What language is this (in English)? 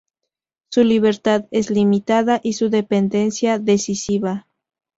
Spanish